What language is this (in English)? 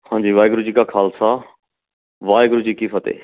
Punjabi